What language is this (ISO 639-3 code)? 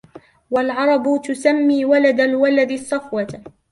ara